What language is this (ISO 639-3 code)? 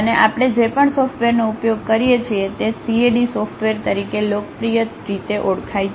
guj